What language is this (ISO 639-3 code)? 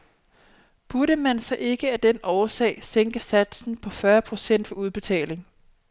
dan